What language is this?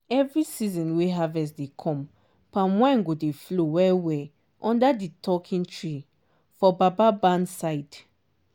Nigerian Pidgin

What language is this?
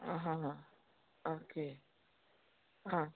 Konkani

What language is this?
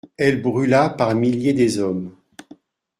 French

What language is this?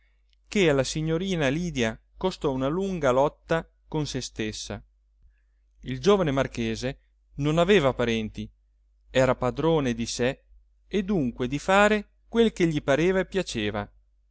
Italian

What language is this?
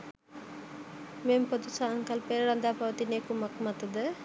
Sinhala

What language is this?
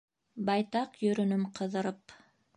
Bashkir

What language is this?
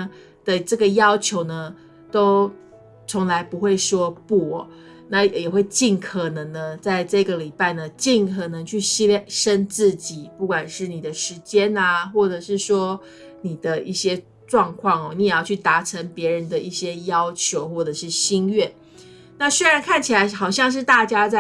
Chinese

